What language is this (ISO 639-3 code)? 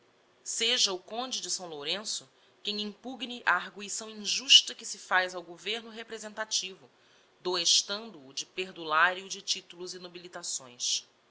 por